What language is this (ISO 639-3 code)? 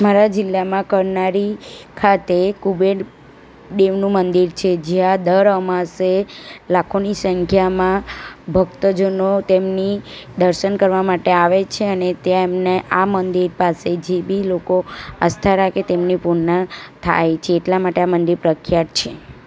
guj